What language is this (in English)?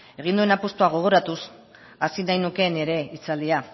Basque